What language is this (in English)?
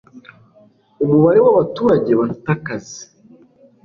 Kinyarwanda